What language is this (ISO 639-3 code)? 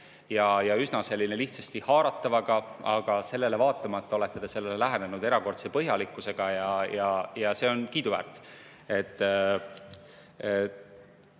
est